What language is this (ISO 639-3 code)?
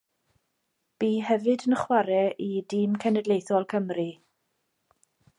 cym